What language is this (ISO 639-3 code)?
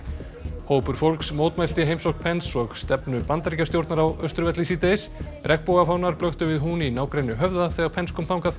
isl